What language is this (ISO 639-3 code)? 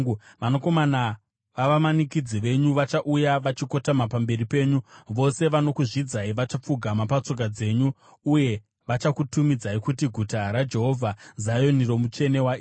sna